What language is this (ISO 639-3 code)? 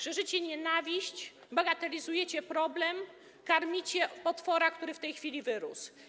pol